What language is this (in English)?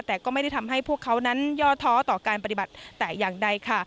Thai